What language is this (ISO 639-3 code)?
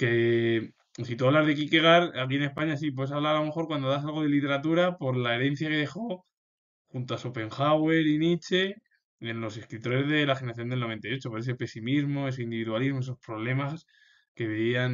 spa